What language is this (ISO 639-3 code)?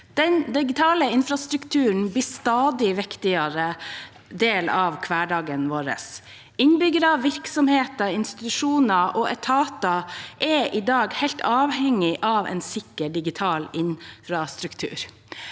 nor